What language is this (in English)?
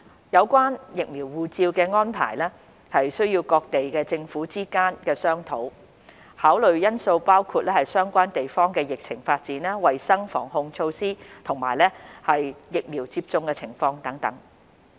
Cantonese